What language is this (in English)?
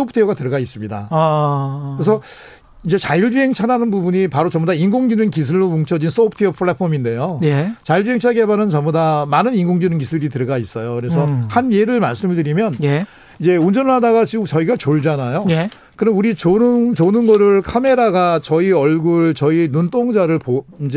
Korean